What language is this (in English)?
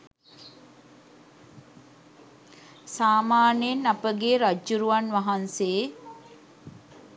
Sinhala